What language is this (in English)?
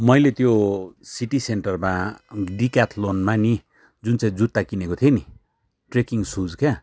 Nepali